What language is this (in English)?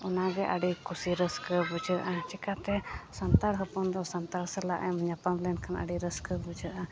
Santali